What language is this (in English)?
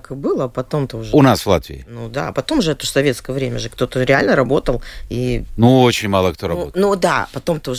Russian